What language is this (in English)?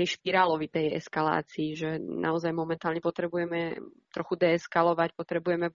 Slovak